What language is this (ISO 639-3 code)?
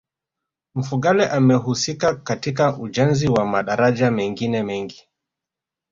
swa